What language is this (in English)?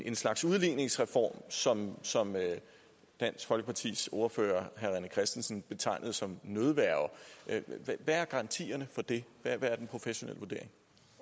Danish